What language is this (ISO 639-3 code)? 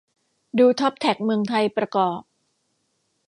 tha